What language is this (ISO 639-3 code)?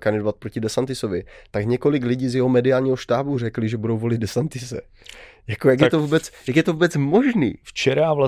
ces